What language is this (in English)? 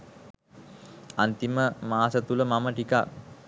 Sinhala